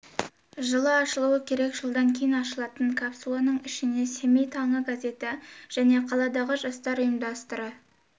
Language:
Kazakh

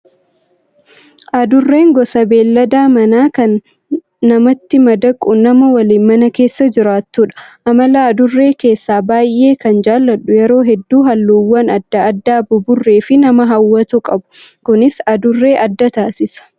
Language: Oromo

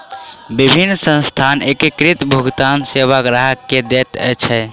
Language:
Maithili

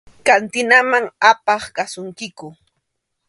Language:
Arequipa-La Unión Quechua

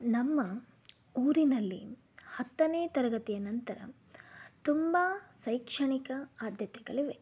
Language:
Kannada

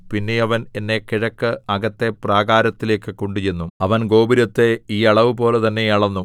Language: Malayalam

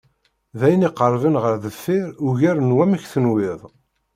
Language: Kabyle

